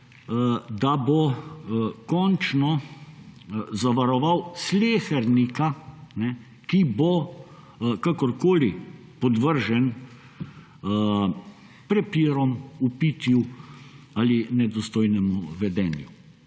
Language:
Slovenian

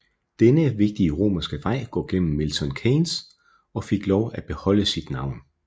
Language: Danish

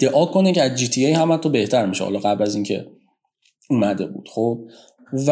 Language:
Persian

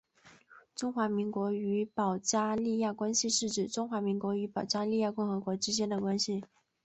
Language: Chinese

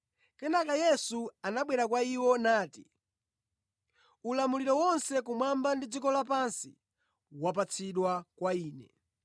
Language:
Nyanja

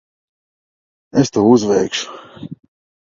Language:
Latvian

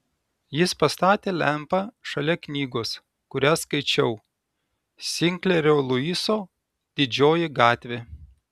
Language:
Lithuanian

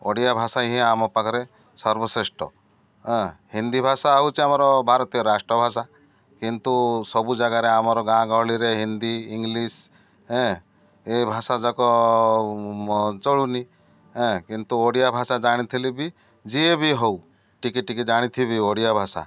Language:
Odia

